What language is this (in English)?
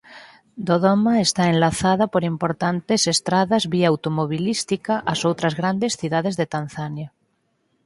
Galician